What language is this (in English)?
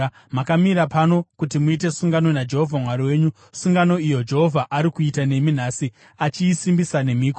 Shona